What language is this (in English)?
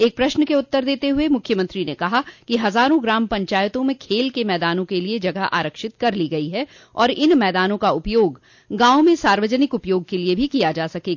Hindi